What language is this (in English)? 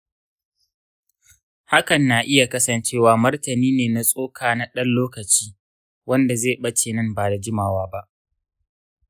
Hausa